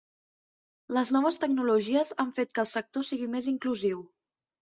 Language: Catalan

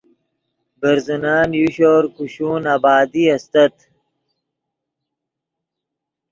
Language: Yidgha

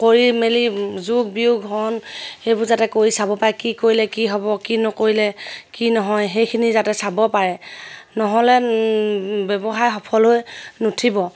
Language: Assamese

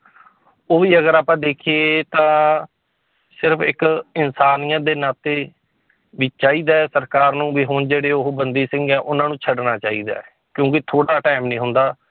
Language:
Punjabi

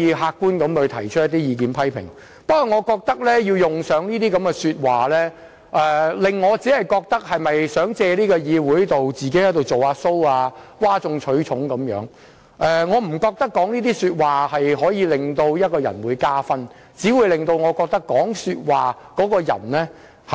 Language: Cantonese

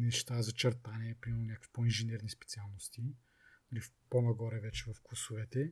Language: Bulgarian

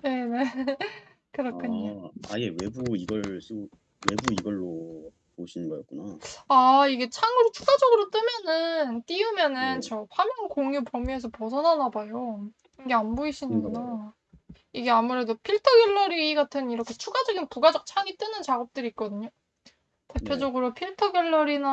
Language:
Korean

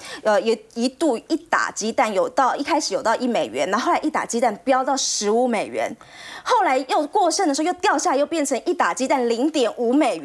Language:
Chinese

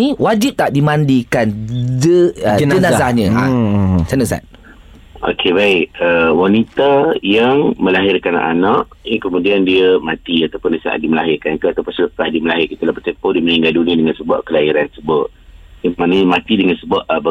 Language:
Malay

